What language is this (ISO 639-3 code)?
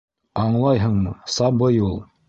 bak